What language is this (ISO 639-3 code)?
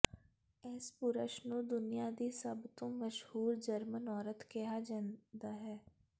pan